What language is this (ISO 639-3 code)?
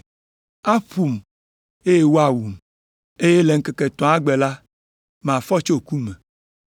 ewe